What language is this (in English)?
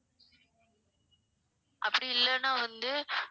Tamil